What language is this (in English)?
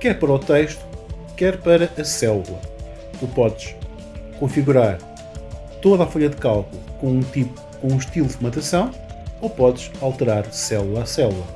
Portuguese